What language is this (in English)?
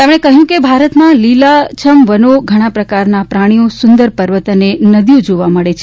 Gujarati